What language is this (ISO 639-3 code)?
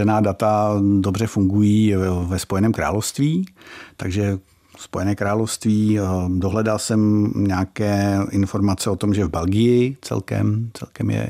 ces